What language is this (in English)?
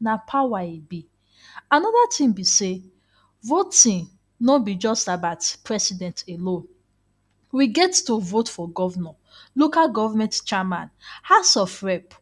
Nigerian Pidgin